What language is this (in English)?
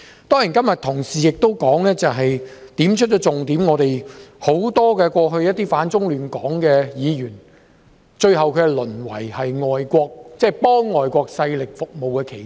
Cantonese